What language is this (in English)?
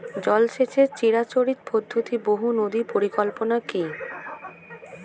Bangla